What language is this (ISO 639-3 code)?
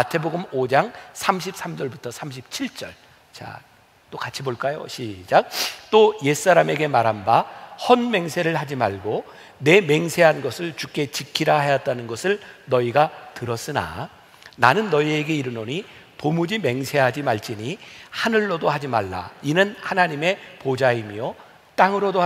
kor